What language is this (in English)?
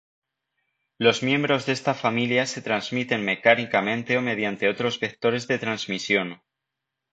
Spanish